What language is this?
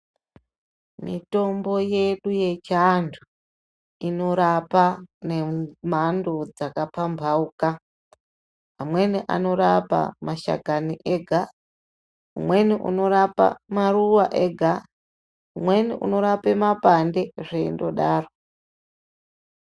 Ndau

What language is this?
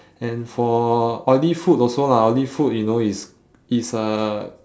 English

